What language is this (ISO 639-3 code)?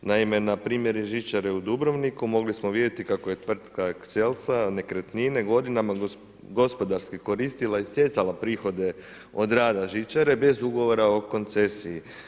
hrv